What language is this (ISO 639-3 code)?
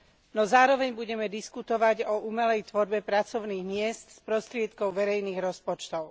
slk